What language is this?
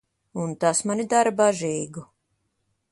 Latvian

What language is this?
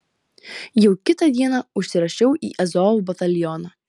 Lithuanian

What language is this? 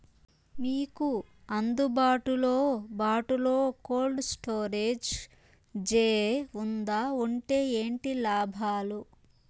Telugu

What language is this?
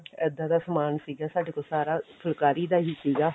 Punjabi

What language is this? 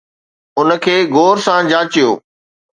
Sindhi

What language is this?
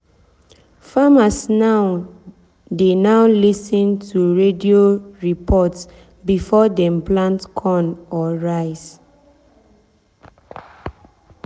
Nigerian Pidgin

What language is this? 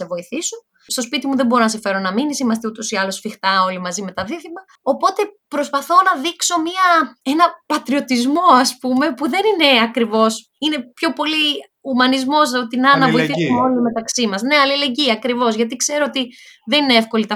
Greek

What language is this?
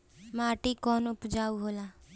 Bhojpuri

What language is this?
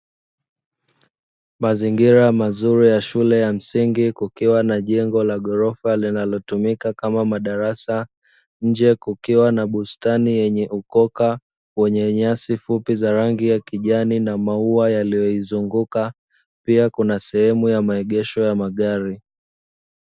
Swahili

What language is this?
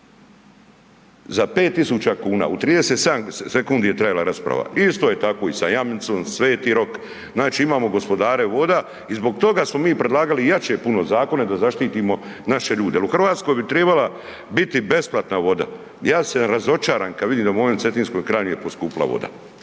Croatian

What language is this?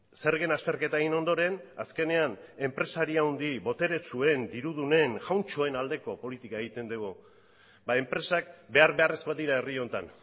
Basque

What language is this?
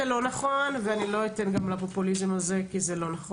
Hebrew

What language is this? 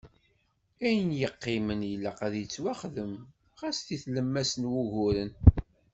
Kabyle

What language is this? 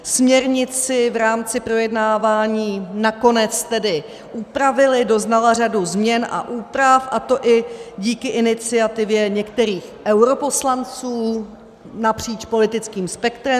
Czech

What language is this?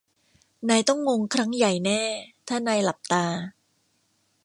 Thai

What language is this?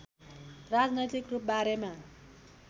Nepali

